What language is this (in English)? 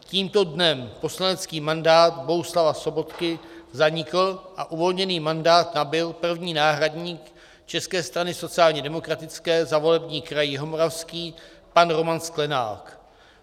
Czech